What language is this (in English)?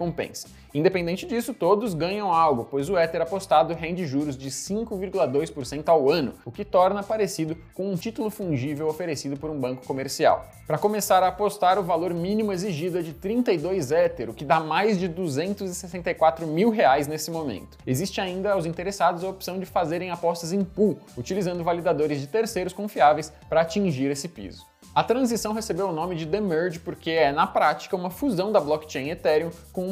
Portuguese